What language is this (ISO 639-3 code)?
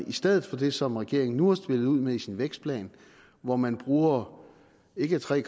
dan